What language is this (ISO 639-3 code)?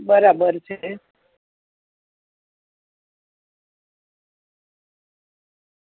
guj